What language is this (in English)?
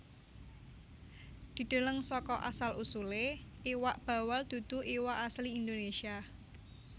Javanese